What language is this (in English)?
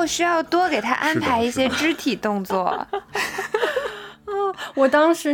Chinese